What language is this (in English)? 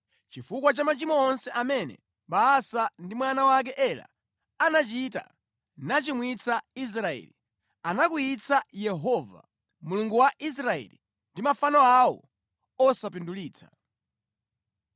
Nyanja